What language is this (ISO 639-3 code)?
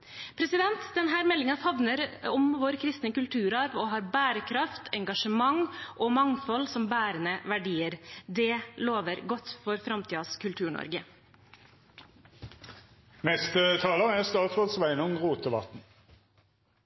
nor